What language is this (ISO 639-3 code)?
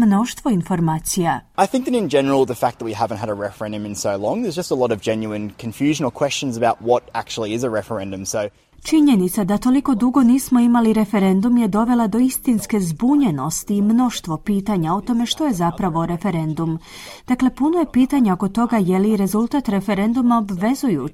hrv